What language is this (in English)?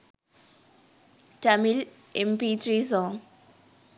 Sinhala